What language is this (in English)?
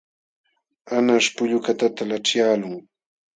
Jauja Wanca Quechua